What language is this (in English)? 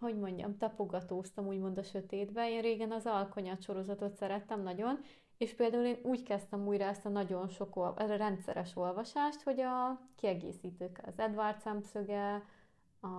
Hungarian